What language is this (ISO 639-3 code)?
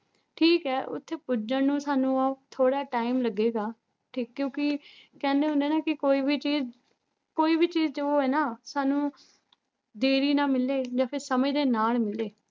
pan